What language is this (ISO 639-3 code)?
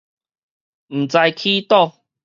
nan